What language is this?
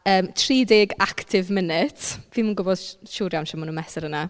Welsh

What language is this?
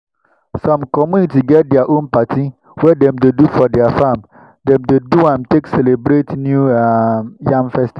Nigerian Pidgin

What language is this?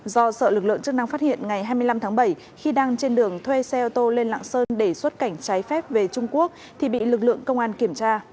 Vietnamese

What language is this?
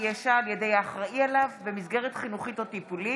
Hebrew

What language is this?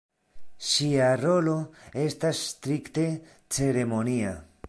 Esperanto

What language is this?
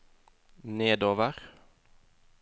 Norwegian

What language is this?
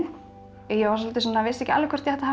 Icelandic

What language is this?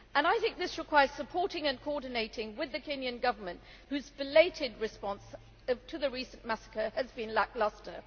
English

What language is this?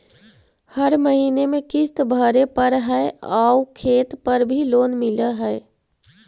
Magahi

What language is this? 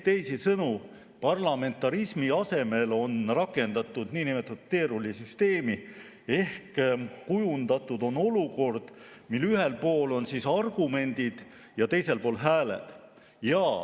Estonian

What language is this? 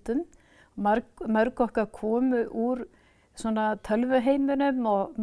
Icelandic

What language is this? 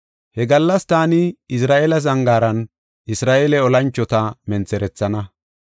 Gofa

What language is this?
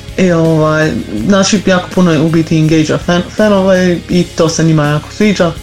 Croatian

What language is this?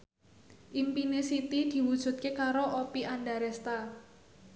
Javanese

